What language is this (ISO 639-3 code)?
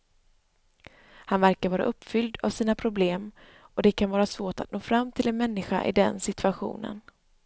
swe